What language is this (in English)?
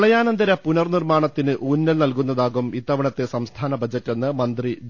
Malayalam